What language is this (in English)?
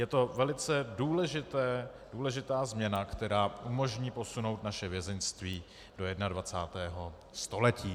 Czech